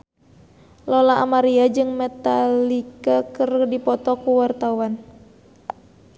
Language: Sundanese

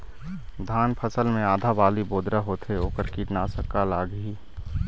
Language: Chhattisgarhi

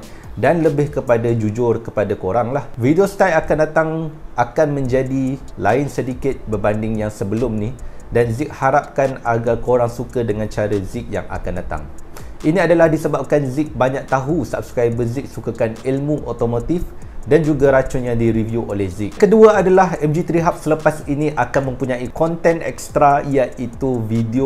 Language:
Malay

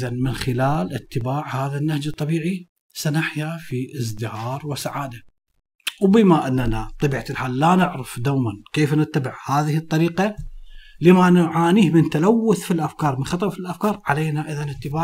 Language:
Arabic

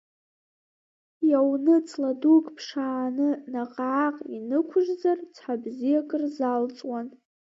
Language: Abkhazian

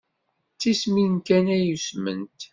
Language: Kabyle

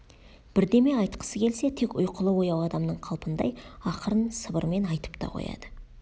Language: Kazakh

